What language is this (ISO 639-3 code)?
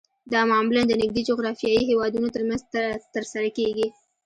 pus